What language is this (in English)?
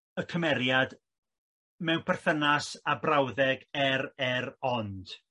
Welsh